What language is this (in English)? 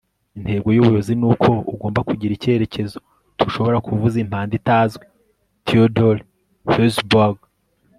Kinyarwanda